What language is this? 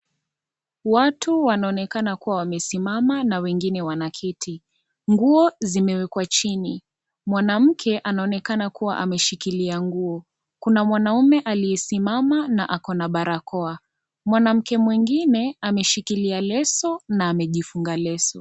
Swahili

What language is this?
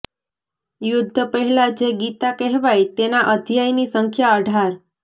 Gujarati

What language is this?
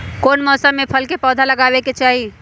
Magahi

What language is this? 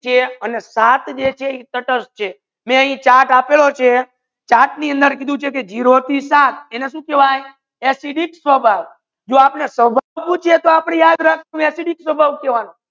Gujarati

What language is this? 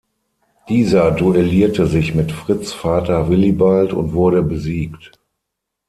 German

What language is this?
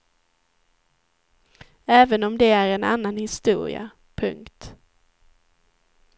Swedish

